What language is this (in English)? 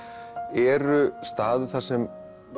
Icelandic